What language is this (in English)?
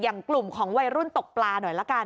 Thai